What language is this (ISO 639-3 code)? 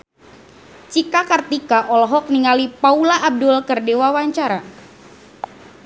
sun